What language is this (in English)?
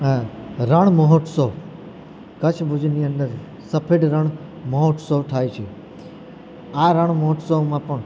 Gujarati